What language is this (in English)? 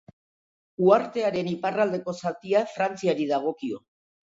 Basque